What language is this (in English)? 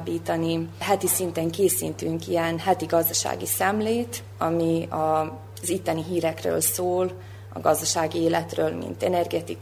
Hungarian